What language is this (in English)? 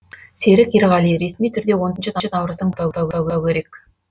Kazakh